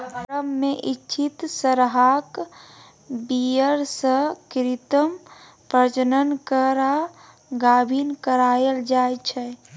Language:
Maithili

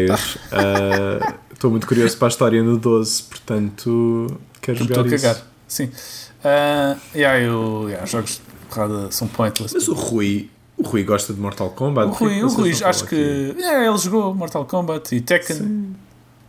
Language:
Portuguese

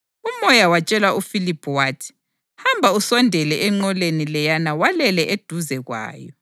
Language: North Ndebele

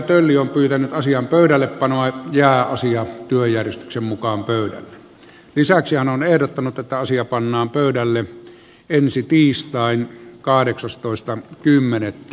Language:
Finnish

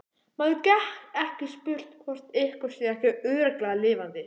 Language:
Icelandic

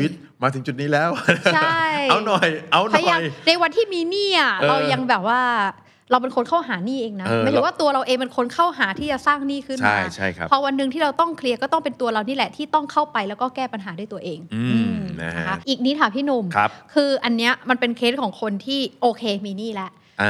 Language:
Thai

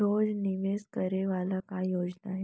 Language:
Chhattisgarhi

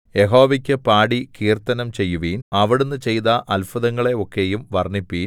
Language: Malayalam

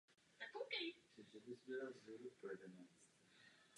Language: Czech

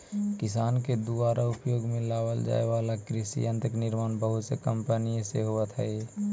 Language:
Magahi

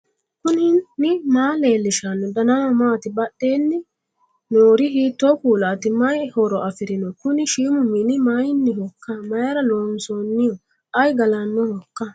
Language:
Sidamo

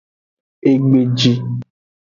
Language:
Aja (Benin)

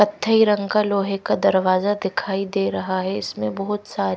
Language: Hindi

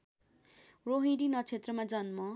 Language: Nepali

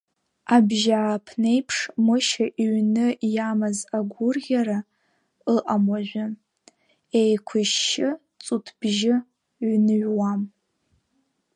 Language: Abkhazian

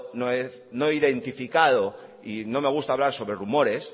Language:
Spanish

